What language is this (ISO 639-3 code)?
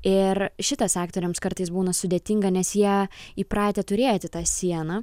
lit